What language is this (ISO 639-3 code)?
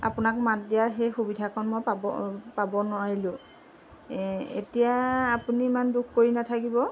asm